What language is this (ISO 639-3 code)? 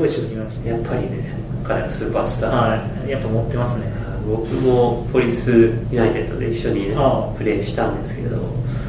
jpn